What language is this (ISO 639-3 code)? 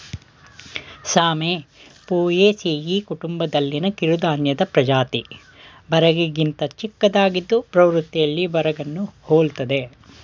kan